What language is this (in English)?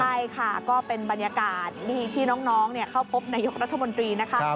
Thai